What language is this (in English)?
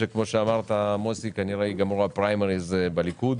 Hebrew